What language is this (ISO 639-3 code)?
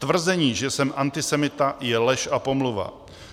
ces